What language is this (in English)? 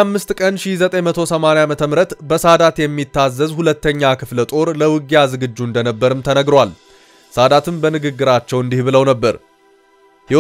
Turkish